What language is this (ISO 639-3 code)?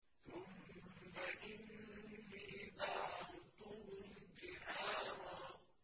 ara